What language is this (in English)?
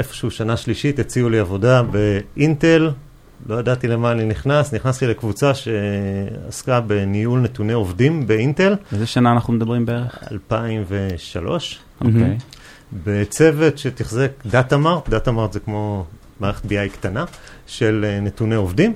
Hebrew